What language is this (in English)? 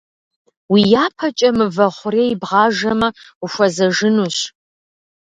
Kabardian